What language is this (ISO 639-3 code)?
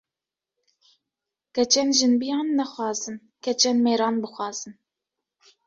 kur